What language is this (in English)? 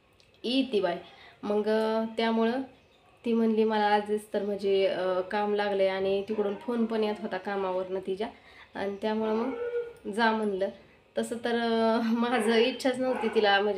Romanian